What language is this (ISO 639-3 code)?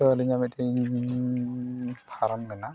sat